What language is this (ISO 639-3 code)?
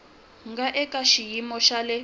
tso